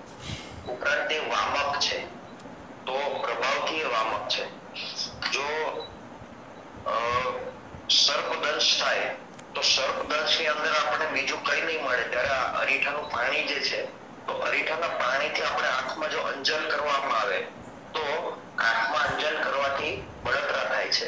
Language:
Romanian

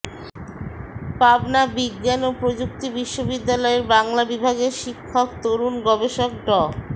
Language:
Bangla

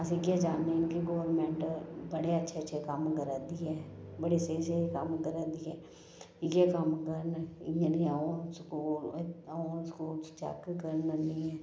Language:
Dogri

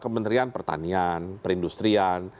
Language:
Indonesian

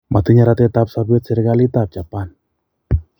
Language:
Kalenjin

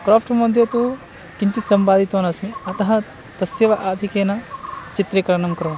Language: Sanskrit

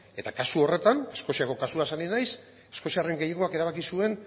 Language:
Basque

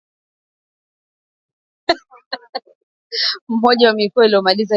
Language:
Swahili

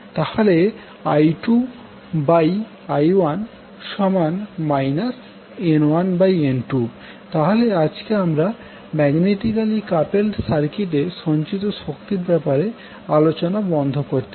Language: Bangla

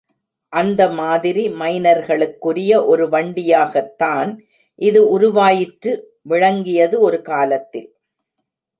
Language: Tamil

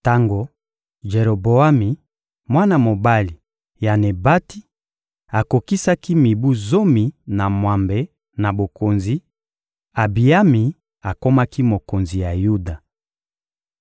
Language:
Lingala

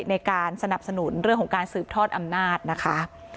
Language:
Thai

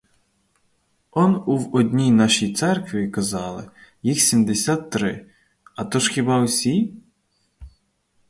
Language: Ukrainian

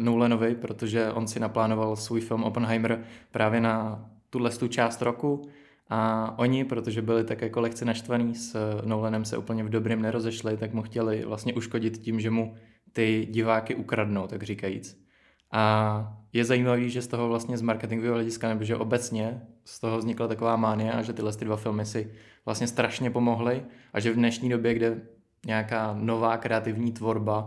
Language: Czech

